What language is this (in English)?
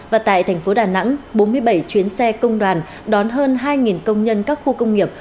Vietnamese